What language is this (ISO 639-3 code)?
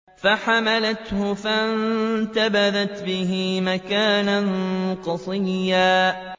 ara